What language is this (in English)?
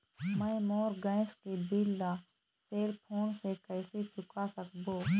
Chhattisgarhi